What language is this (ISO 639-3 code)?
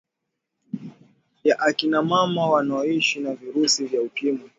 swa